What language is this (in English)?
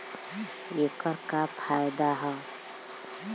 Bhojpuri